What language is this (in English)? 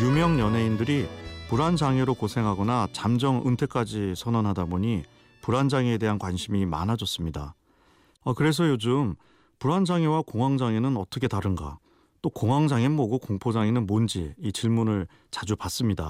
Korean